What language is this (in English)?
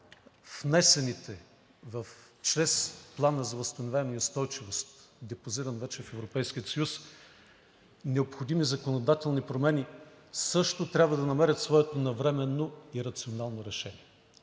Bulgarian